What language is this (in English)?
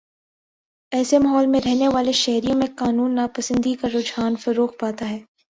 Urdu